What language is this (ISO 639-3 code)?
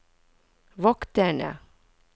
nor